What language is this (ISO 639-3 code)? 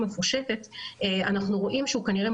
heb